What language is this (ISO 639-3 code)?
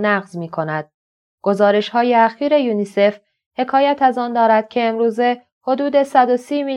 fas